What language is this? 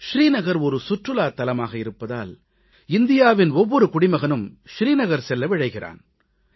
Tamil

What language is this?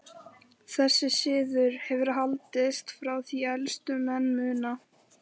Icelandic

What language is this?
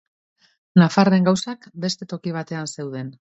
Basque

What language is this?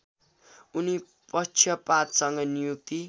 Nepali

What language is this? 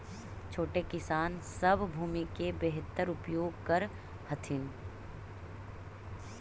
Magahi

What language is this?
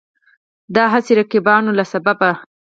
Pashto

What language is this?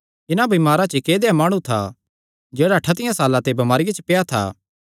Kangri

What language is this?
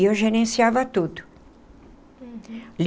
Portuguese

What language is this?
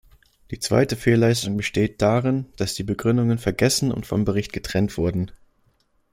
German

